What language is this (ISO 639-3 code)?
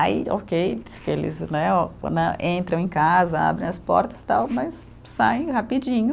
por